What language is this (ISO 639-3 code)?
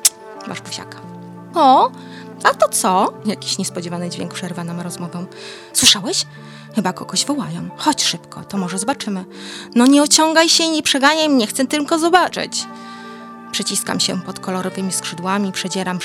pol